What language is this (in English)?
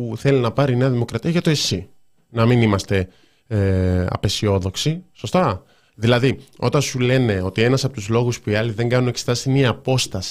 Greek